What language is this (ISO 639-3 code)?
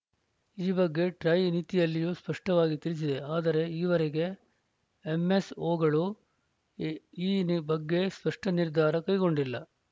kan